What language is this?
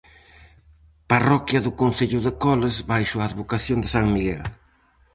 Galician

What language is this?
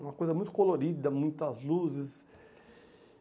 Portuguese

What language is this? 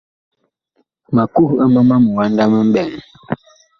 Bakoko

